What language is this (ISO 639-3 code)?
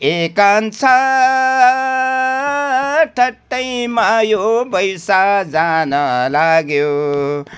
nep